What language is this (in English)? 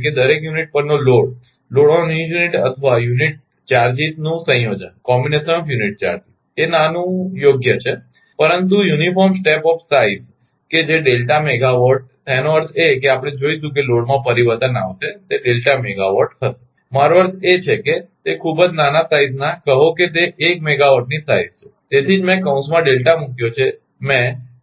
Gujarati